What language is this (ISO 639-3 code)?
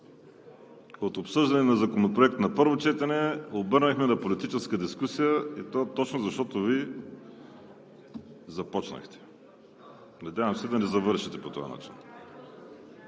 bul